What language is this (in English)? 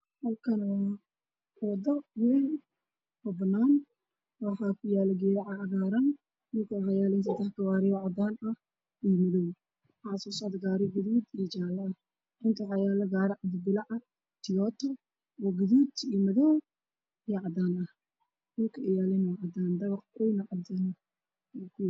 Somali